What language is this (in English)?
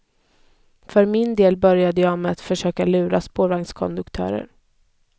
Swedish